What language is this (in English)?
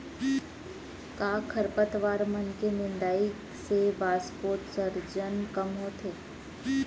Chhattisgarhi